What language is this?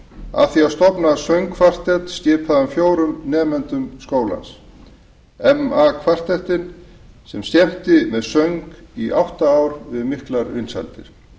Icelandic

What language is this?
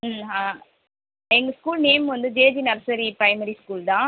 Tamil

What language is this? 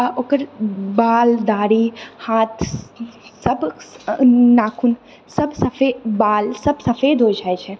Maithili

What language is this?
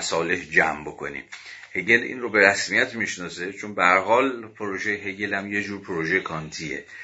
Persian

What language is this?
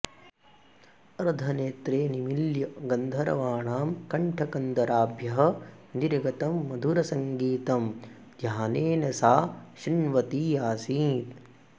Sanskrit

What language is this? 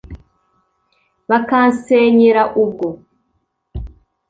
Kinyarwanda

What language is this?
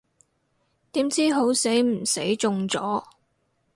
Cantonese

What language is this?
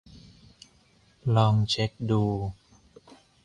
Thai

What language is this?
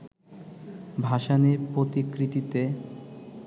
Bangla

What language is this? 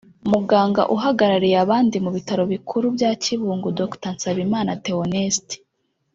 Kinyarwanda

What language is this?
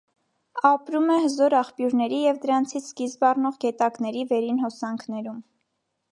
Armenian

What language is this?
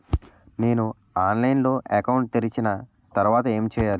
Telugu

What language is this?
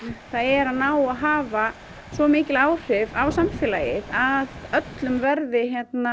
Icelandic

